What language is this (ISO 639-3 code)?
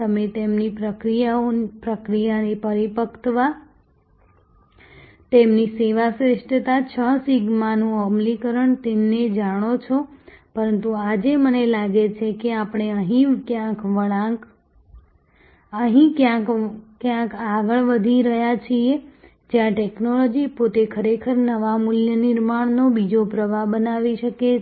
guj